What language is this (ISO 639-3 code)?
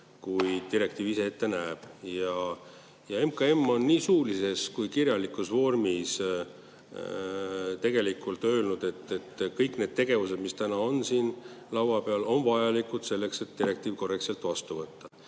est